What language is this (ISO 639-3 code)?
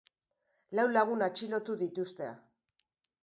eus